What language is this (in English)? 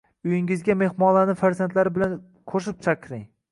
Uzbek